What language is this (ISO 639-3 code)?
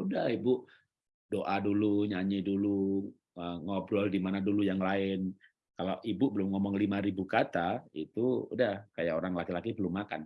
ind